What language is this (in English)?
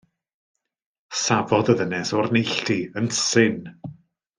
Welsh